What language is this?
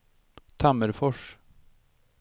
Swedish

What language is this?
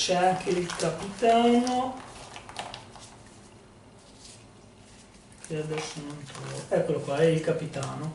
Italian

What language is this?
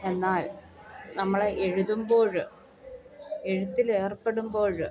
Malayalam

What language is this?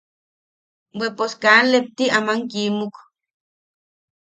Yaqui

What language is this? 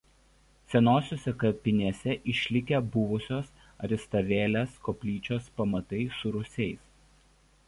Lithuanian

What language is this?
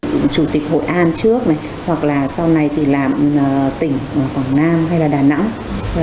Vietnamese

